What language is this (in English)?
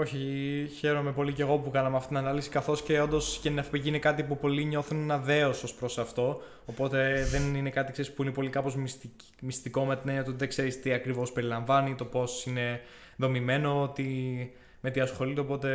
Greek